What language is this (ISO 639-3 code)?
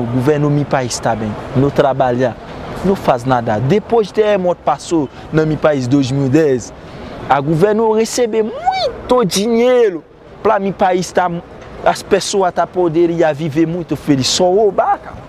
por